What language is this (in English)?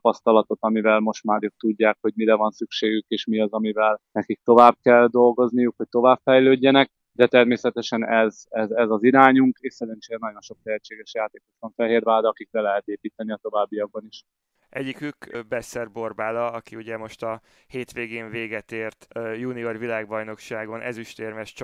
Hungarian